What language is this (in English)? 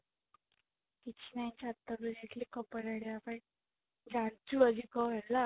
Odia